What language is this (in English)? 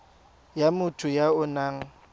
Tswana